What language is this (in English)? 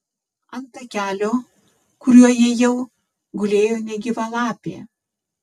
Lithuanian